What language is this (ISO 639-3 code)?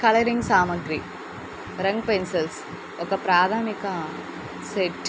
tel